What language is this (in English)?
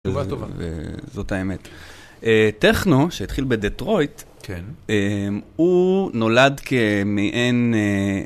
Hebrew